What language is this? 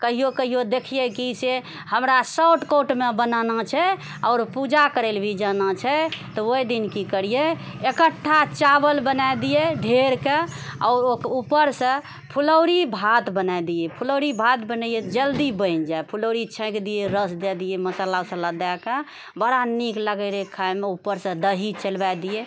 Maithili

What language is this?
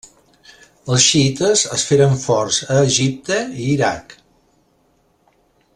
Catalan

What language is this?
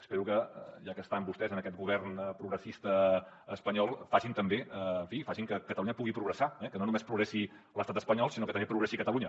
Catalan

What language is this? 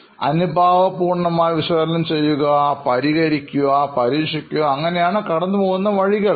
Malayalam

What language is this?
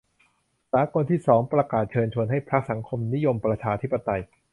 Thai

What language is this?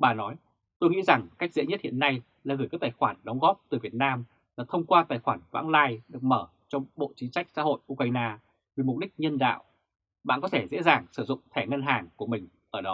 Vietnamese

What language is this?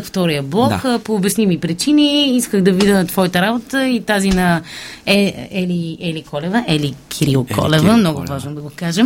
Bulgarian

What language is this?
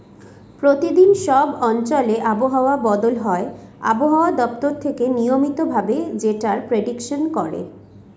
Bangla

